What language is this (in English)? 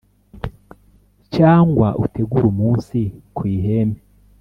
Kinyarwanda